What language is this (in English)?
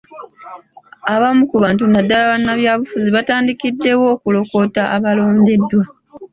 Ganda